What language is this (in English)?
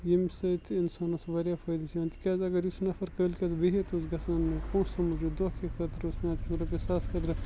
Kashmiri